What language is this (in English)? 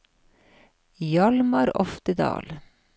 Norwegian